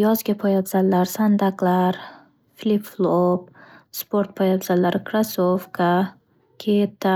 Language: Uzbek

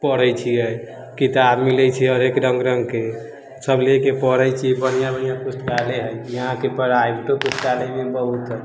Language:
Maithili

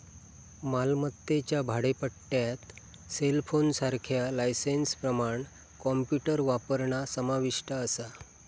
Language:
Marathi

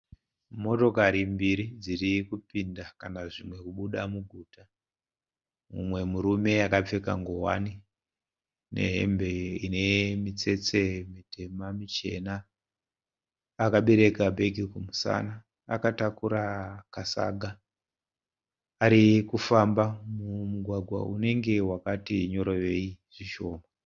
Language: Shona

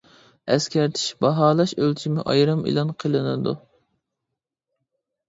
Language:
Uyghur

